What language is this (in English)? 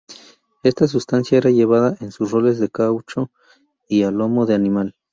Spanish